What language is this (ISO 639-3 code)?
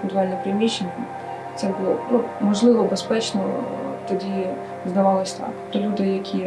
ukr